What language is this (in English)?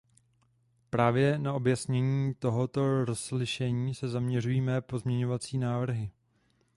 Czech